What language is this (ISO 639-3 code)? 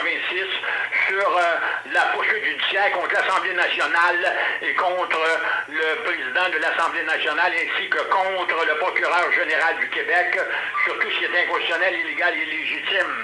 fra